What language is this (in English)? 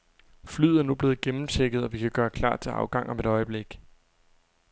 Danish